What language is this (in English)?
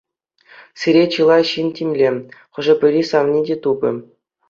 Chuvash